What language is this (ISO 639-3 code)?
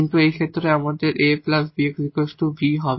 ben